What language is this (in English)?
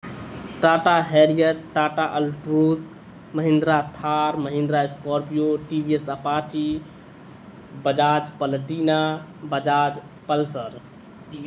Urdu